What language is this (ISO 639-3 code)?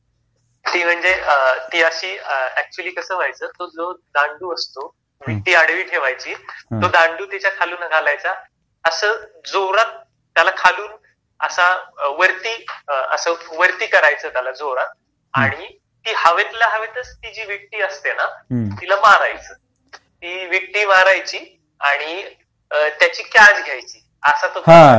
mar